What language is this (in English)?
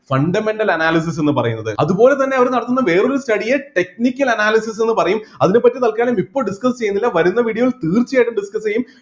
Malayalam